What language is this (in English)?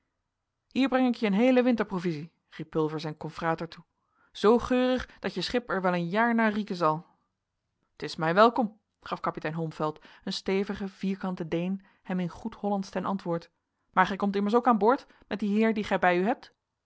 Dutch